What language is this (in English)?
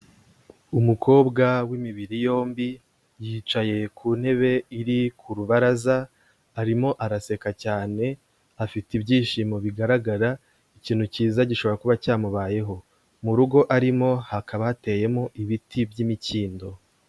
Kinyarwanda